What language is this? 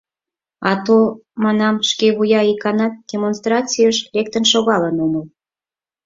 Mari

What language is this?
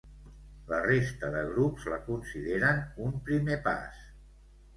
Catalan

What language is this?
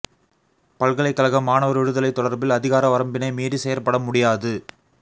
Tamil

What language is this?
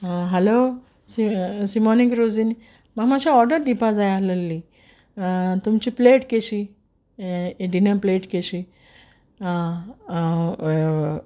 Konkani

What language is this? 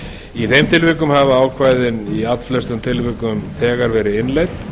Icelandic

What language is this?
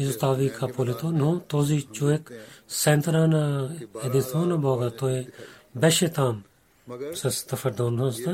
Bulgarian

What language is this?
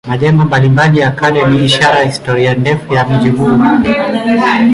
Swahili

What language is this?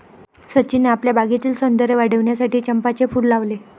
Marathi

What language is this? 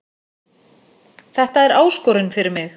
Icelandic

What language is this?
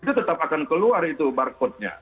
Indonesian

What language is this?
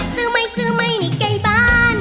Thai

